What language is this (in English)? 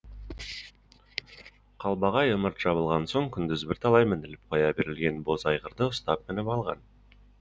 Kazakh